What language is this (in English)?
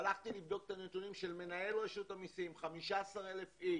Hebrew